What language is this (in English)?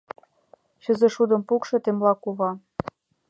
Mari